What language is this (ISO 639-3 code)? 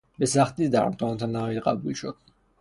fas